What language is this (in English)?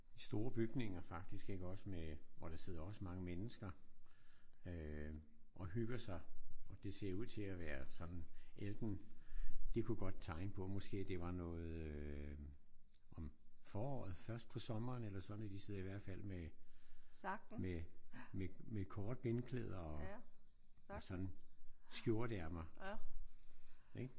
Danish